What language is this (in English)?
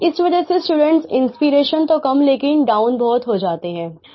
Hindi